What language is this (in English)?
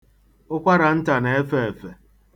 Igbo